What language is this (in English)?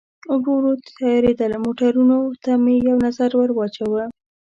Pashto